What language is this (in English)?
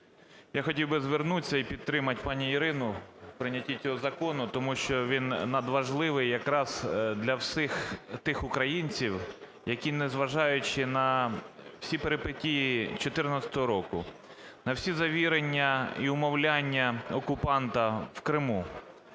Ukrainian